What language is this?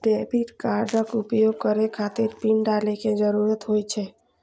Maithili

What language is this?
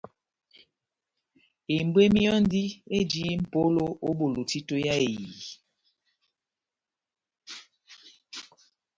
Batanga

